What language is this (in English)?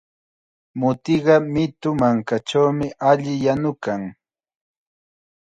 Chiquián Ancash Quechua